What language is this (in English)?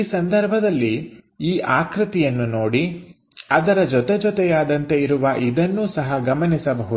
Kannada